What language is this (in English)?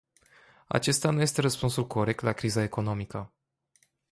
Romanian